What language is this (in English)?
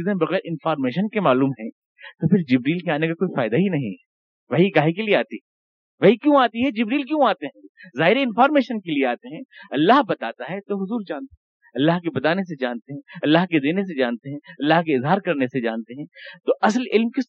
Urdu